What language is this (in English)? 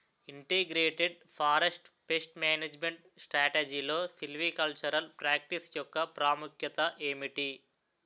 Telugu